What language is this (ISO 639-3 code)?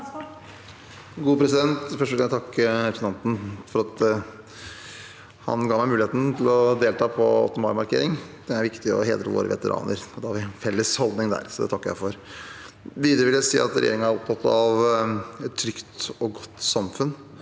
nor